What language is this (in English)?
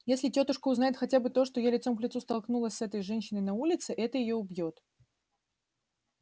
Russian